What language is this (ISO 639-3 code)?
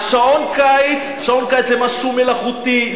heb